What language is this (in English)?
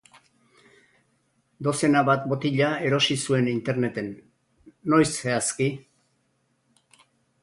Basque